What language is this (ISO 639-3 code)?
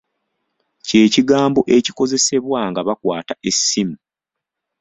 lug